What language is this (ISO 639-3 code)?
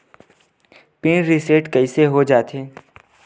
hne